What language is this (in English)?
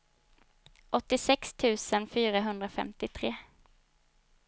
Swedish